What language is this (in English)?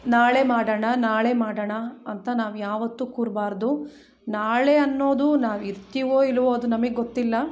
Kannada